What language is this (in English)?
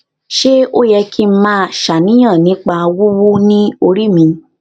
Yoruba